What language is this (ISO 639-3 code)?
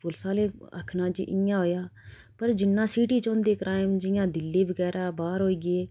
doi